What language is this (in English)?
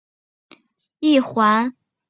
Chinese